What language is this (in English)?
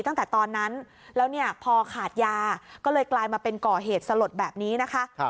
Thai